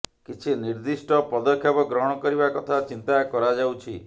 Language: Odia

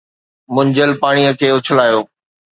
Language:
Sindhi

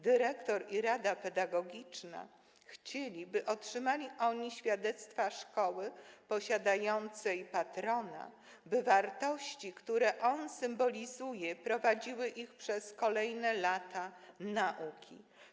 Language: Polish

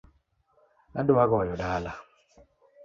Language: Luo (Kenya and Tanzania)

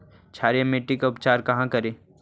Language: Magahi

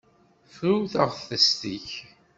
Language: Kabyle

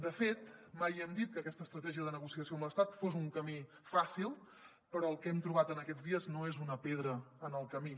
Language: Catalan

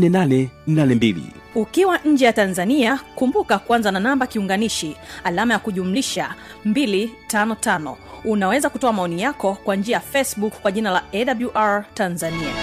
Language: Swahili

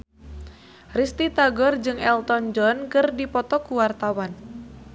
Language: Sundanese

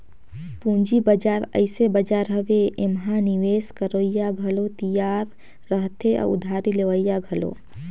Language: Chhattisgarhi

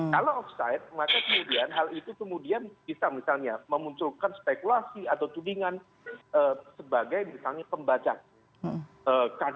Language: Indonesian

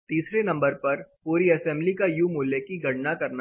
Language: Hindi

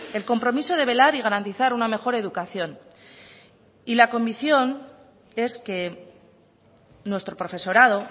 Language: Spanish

